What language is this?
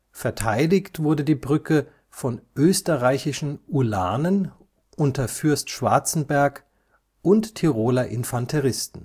German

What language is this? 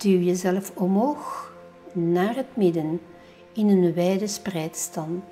Dutch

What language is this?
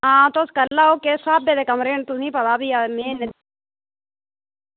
Dogri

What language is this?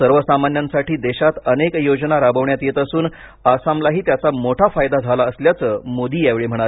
Marathi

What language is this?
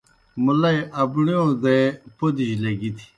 Kohistani Shina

